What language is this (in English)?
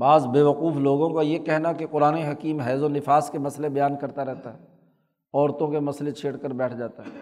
Urdu